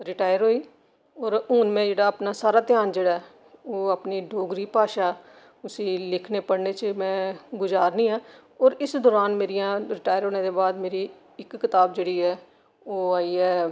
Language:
Dogri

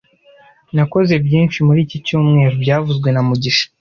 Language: Kinyarwanda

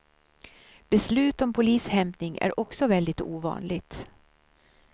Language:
Swedish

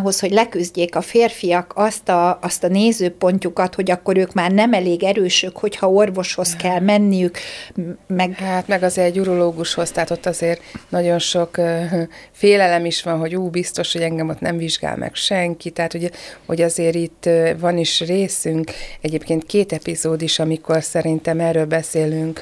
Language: Hungarian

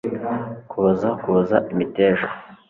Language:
Kinyarwanda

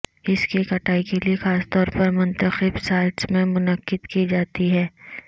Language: Urdu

